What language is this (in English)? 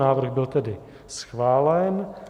Czech